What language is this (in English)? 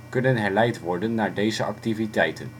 Dutch